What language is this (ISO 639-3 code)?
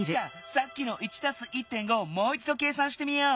jpn